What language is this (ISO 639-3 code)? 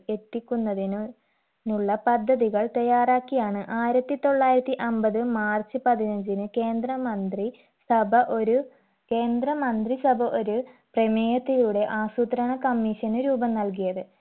mal